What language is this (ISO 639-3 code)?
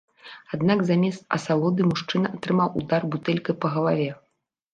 bel